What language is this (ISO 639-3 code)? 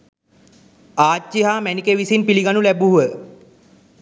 sin